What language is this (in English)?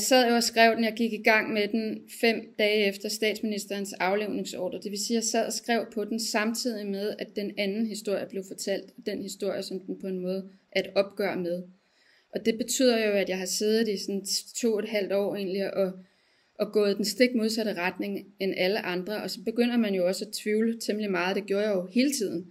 Danish